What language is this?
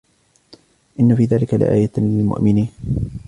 Arabic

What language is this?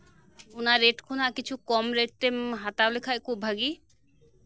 Santali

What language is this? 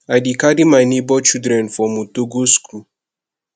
Nigerian Pidgin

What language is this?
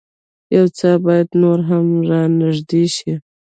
Pashto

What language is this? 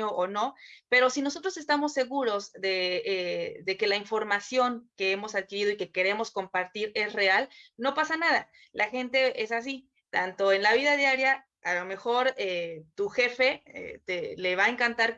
Spanish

